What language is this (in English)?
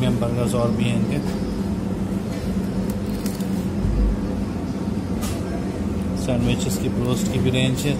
Hindi